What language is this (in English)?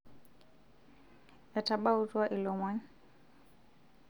Masai